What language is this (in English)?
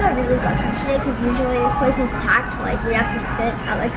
English